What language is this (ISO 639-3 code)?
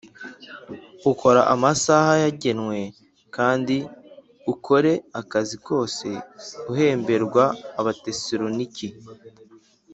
kin